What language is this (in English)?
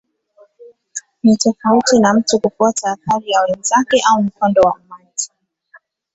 Swahili